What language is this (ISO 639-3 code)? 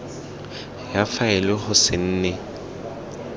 tsn